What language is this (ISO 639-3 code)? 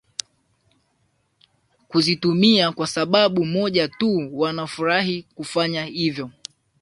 swa